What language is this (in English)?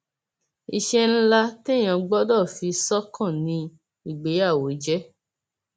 Yoruba